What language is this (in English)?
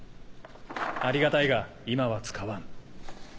Japanese